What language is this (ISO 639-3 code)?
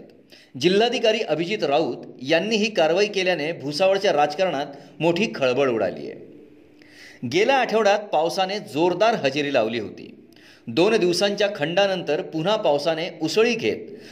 mar